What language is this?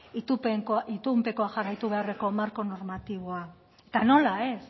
Basque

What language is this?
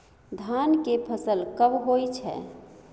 Maithili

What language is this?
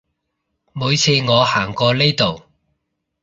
Cantonese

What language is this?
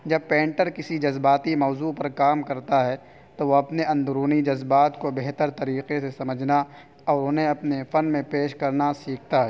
Urdu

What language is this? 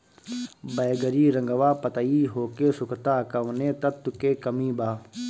Bhojpuri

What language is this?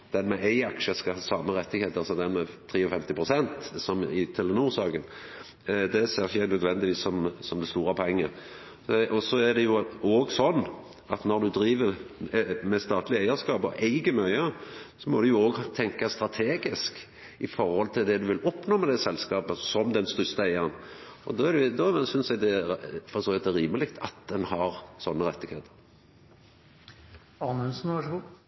Norwegian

